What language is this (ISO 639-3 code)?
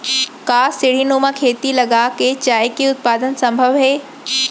hne